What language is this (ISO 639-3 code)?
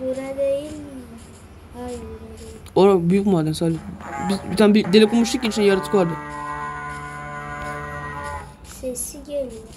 tur